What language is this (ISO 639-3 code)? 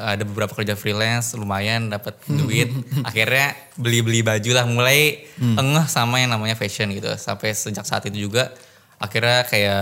ind